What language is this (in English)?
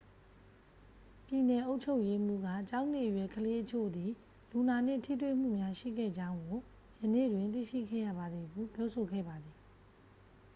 Burmese